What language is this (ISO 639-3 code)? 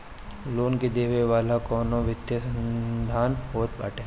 bho